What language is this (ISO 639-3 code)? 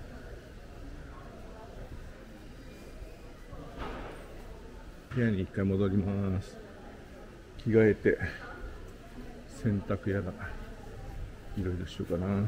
jpn